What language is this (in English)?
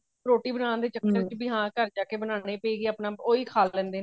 Punjabi